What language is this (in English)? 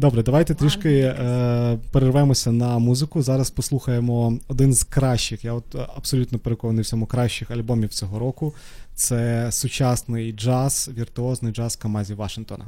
Ukrainian